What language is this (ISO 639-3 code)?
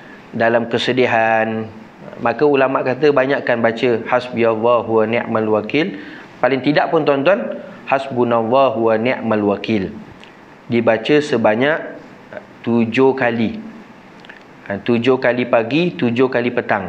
msa